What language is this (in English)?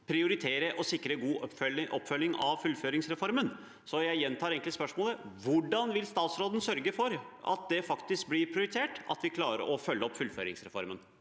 Norwegian